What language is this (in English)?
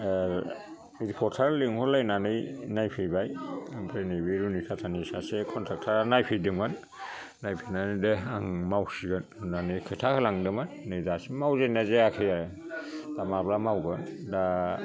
Bodo